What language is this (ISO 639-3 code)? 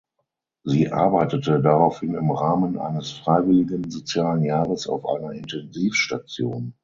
deu